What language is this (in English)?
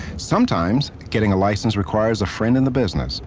English